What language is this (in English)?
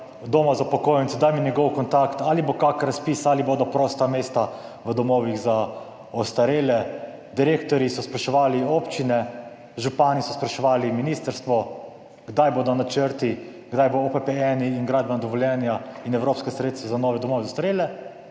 Slovenian